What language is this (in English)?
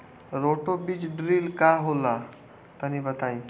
Bhojpuri